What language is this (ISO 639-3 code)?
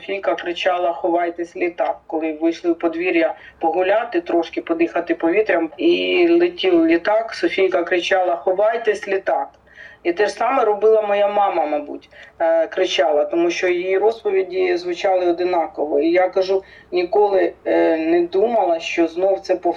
ukr